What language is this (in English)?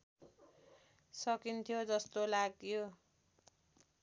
Nepali